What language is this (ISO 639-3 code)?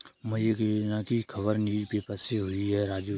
hin